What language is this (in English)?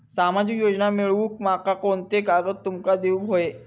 Marathi